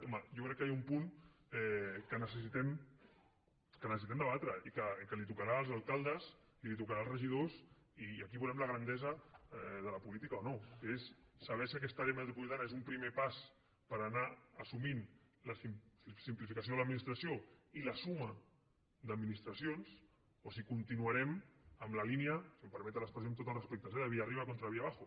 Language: Catalan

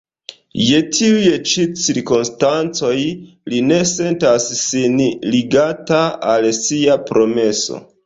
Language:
Esperanto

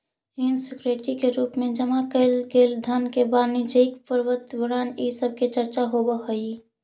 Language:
Magahi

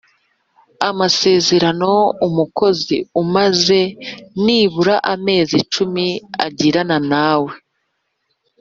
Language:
Kinyarwanda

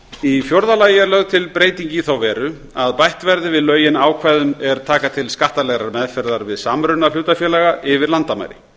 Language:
Icelandic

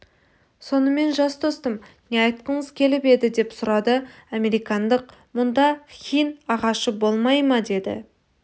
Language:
Kazakh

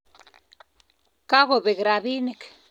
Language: Kalenjin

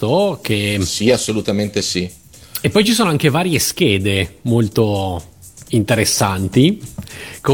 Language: Italian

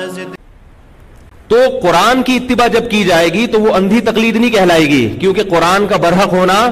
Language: Urdu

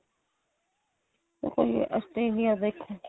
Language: Punjabi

